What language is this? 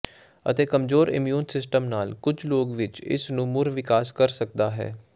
Punjabi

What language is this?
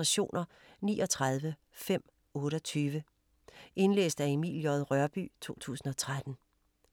Danish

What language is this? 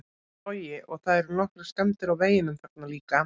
Icelandic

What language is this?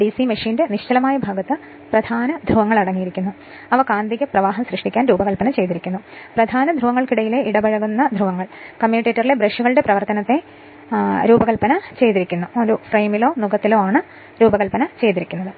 Malayalam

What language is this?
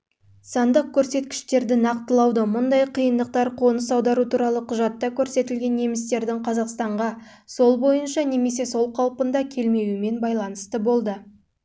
Kazakh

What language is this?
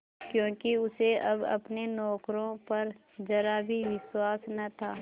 Hindi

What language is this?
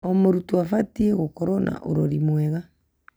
Kikuyu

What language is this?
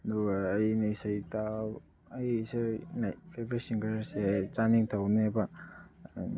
Manipuri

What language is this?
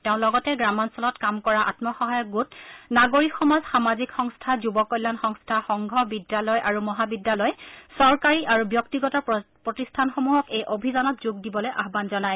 Assamese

